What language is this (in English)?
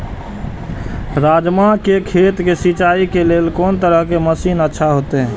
Maithili